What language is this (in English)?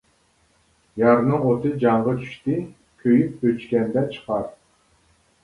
Uyghur